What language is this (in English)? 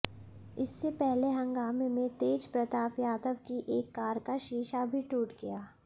Hindi